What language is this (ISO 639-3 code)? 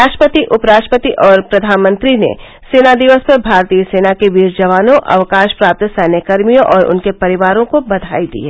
hin